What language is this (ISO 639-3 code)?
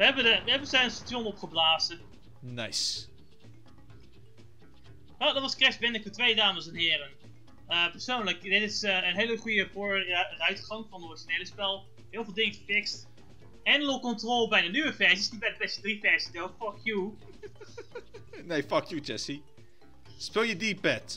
nld